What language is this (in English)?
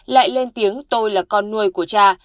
Vietnamese